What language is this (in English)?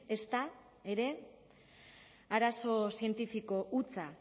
Basque